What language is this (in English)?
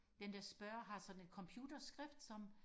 Danish